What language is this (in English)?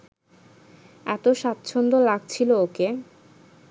Bangla